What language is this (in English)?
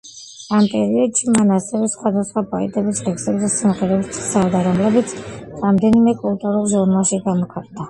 Georgian